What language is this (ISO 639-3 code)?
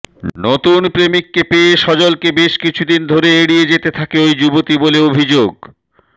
ben